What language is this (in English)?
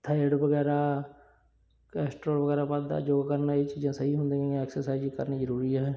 Punjabi